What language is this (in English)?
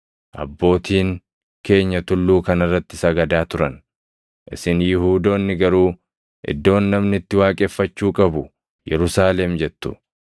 Oromo